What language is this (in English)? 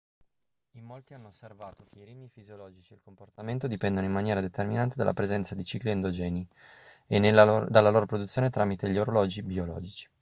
Italian